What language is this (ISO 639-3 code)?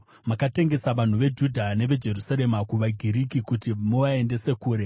sna